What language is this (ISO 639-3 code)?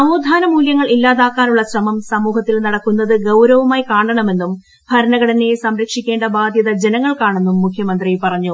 mal